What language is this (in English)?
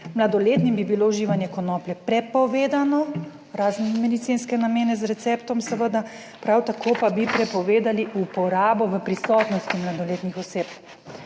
Slovenian